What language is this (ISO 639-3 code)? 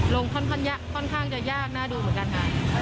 tha